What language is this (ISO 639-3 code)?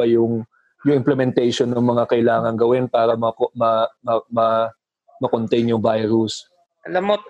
fil